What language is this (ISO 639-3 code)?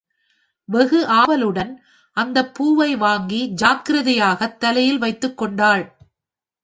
tam